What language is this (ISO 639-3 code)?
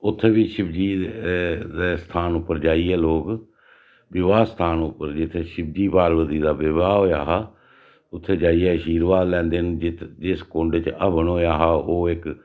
doi